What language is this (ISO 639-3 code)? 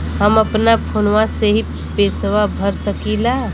bho